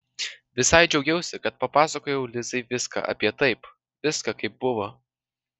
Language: Lithuanian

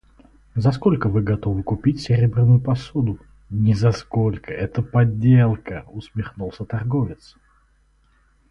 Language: Russian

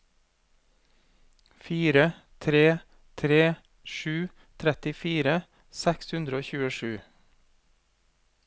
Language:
Norwegian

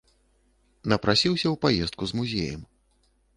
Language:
Belarusian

